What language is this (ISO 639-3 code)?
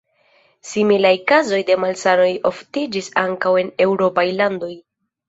epo